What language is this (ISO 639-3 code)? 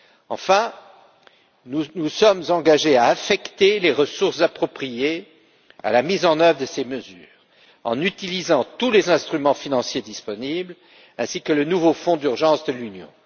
fra